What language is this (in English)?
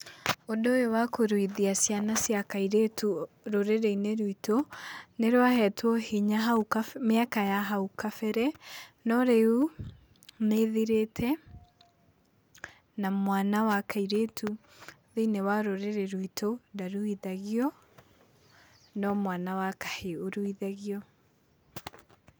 Kikuyu